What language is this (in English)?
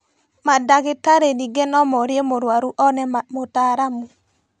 Kikuyu